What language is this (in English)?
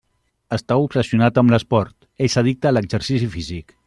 Catalan